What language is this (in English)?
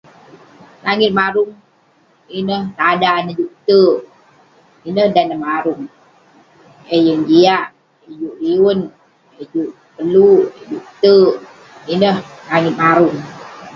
Western Penan